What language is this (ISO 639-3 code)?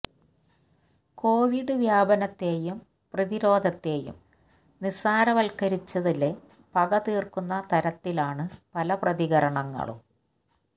mal